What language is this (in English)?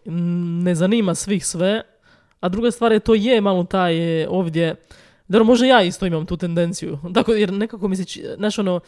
Croatian